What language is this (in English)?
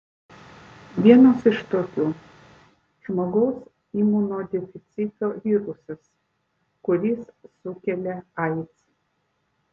Lithuanian